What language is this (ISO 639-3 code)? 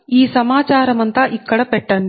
tel